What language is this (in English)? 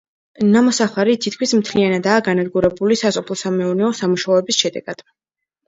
Georgian